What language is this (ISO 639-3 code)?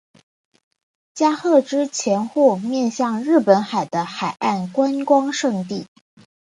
zho